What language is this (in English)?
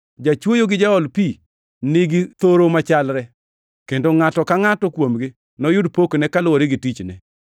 Luo (Kenya and Tanzania)